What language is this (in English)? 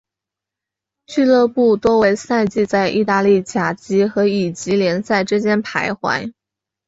Chinese